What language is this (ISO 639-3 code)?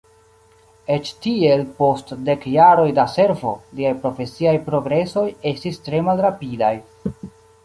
epo